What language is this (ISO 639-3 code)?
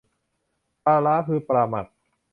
tha